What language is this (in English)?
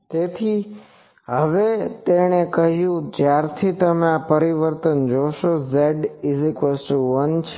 Gujarati